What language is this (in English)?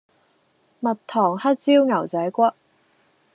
Cantonese